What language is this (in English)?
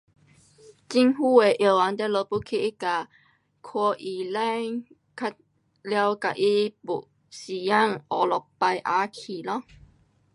Pu-Xian Chinese